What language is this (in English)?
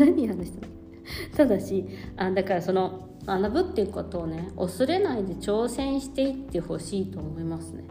Japanese